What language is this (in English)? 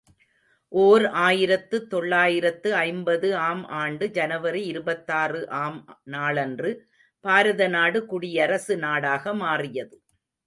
Tamil